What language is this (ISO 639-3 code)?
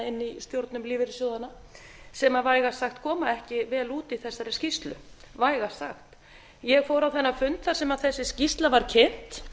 isl